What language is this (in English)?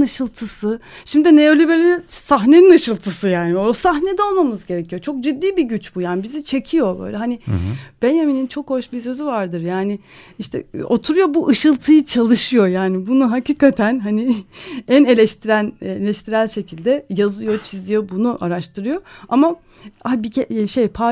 Turkish